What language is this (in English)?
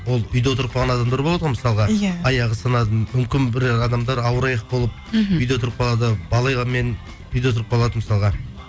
Kazakh